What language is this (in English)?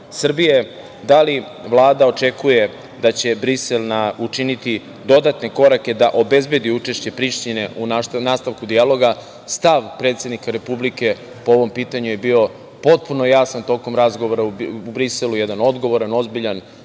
Serbian